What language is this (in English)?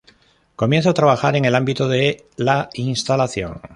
Spanish